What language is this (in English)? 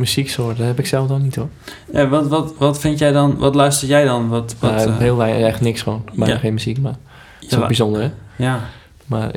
Dutch